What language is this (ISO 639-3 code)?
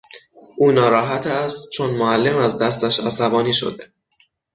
fas